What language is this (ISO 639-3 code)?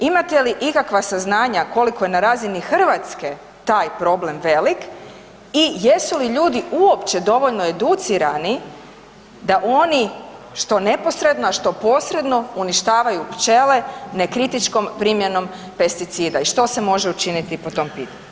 hrv